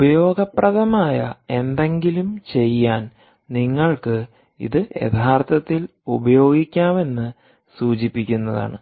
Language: Malayalam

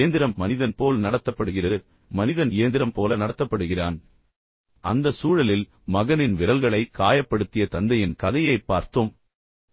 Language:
Tamil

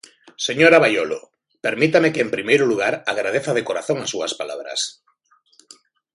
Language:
Galician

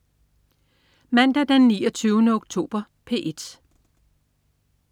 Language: Danish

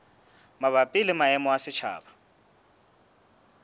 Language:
Southern Sotho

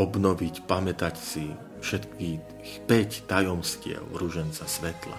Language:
Slovak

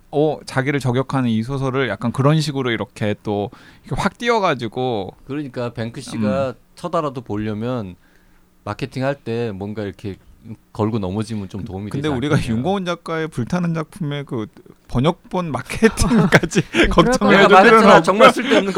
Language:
Korean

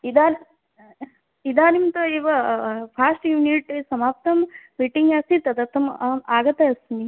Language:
Sanskrit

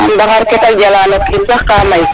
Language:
Serer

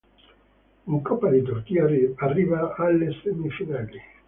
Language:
Italian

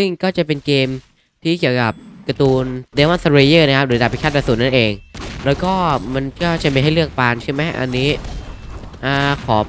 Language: Thai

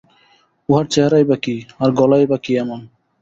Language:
Bangla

